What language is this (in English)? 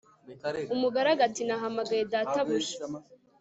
Kinyarwanda